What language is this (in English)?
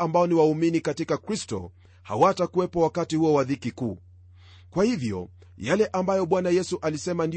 Swahili